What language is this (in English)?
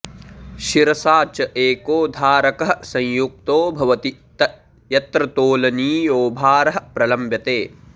Sanskrit